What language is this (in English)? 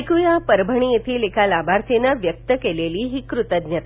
Marathi